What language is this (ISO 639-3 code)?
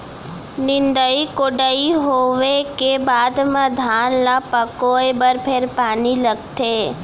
hne